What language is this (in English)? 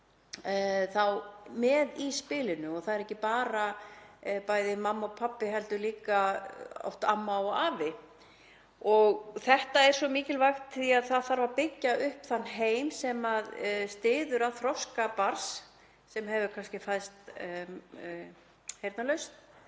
Icelandic